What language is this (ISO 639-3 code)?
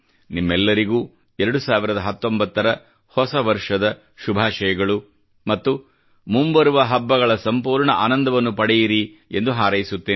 kan